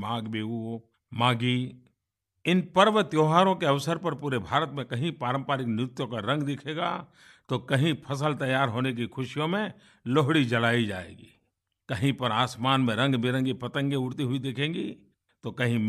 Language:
Hindi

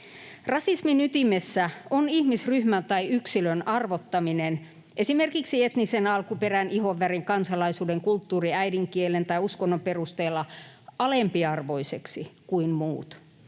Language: Finnish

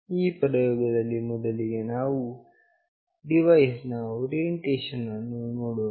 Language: Kannada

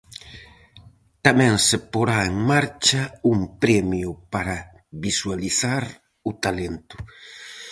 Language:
Galician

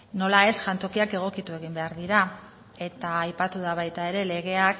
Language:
Basque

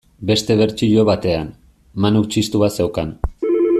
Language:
Basque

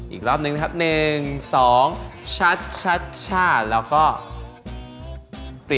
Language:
Thai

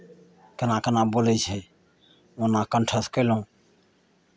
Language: Maithili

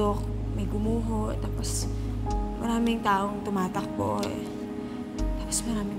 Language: Filipino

